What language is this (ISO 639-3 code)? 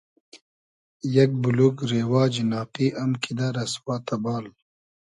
haz